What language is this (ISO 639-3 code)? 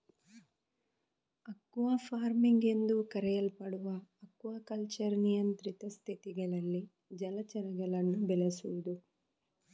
kan